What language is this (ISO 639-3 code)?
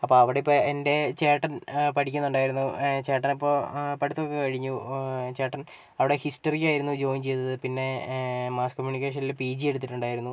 mal